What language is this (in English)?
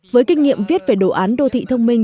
Vietnamese